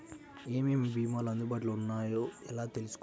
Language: Telugu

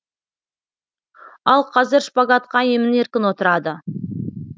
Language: Kazakh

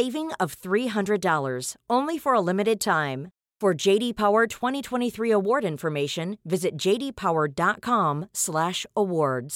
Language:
French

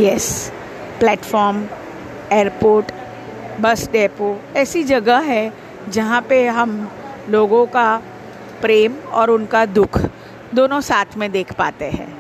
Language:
Hindi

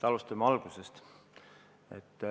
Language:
Estonian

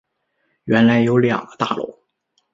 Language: Chinese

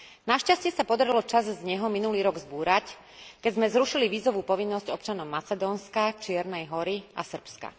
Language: Slovak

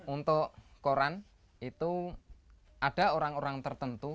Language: Indonesian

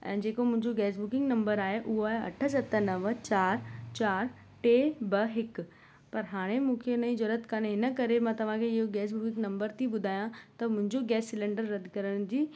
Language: Sindhi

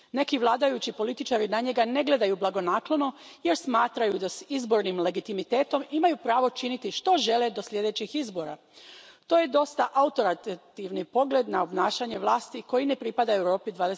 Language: Croatian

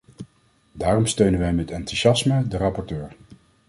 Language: Dutch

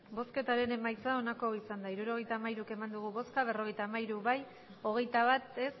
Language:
Basque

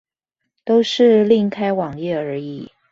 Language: Chinese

